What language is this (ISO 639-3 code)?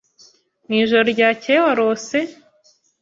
kin